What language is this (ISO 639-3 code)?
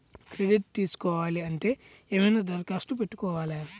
tel